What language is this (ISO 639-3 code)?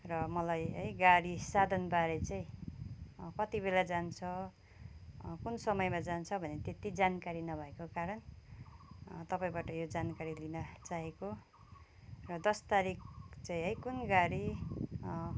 nep